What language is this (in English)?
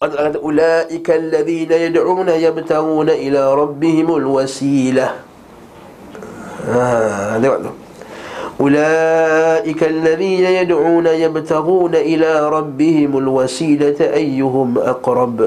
Malay